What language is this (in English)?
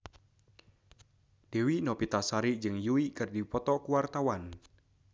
Sundanese